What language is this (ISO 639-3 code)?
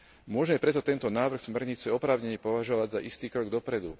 slk